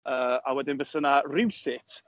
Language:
Welsh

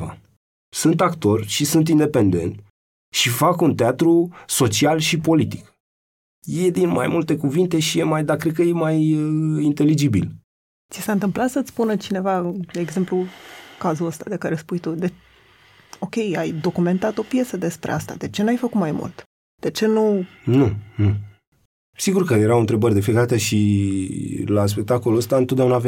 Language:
Romanian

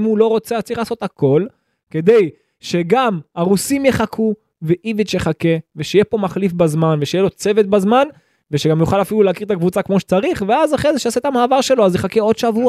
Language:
Hebrew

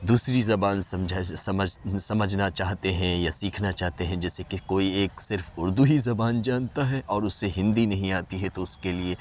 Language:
Urdu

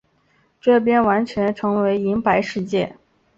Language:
Chinese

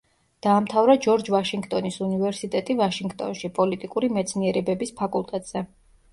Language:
Georgian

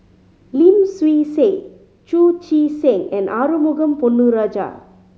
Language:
English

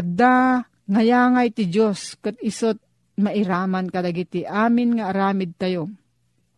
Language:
Filipino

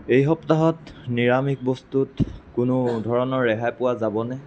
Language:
Assamese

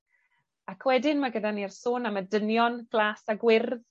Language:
Welsh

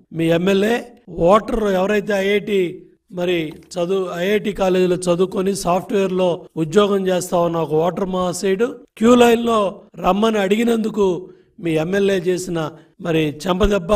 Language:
Telugu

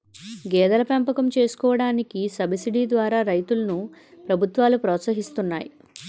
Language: Telugu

